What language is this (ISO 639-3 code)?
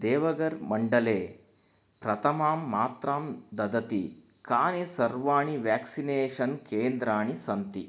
san